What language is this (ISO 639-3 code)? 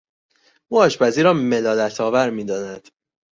fas